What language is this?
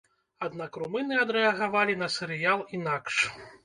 Belarusian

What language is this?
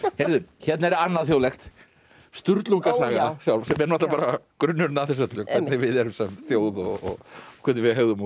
Icelandic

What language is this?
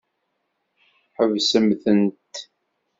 Kabyle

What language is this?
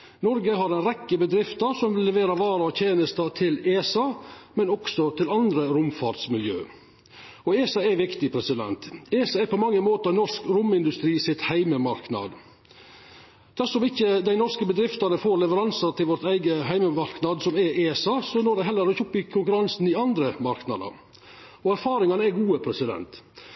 Norwegian Nynorsk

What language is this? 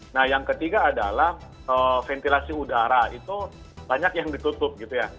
Indonesian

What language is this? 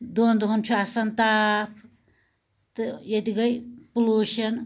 Kashmiri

